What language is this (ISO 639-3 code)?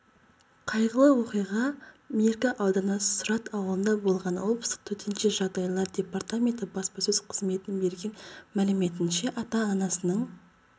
kaz